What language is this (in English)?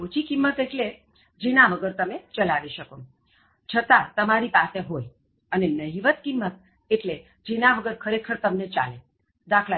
Gujarati